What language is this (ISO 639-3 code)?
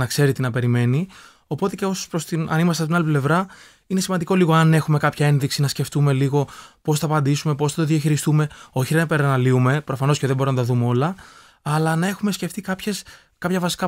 ell